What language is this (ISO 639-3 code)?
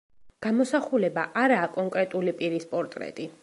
kat